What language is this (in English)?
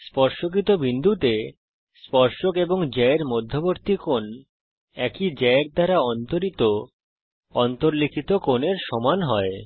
Bangla